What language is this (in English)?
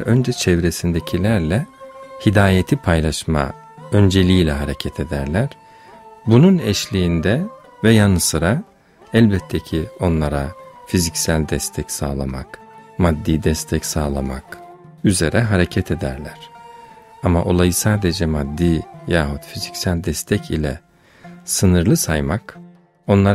Turkish